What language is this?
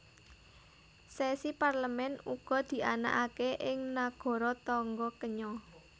Javanese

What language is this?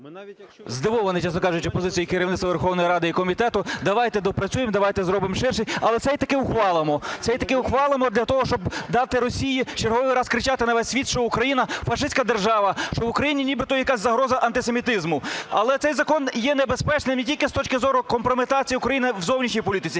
Ukrainian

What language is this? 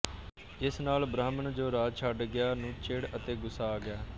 Punjabi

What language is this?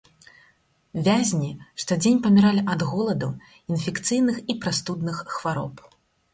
Belarusian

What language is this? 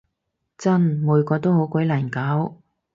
Cantonese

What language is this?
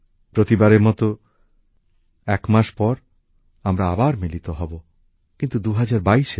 Bangla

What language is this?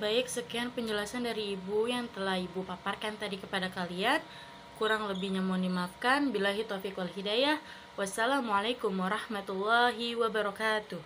Indonesian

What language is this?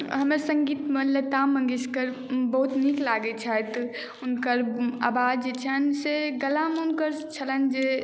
Maithili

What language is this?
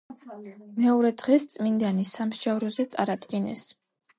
Georgian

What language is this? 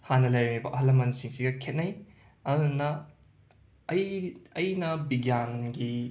Manipuri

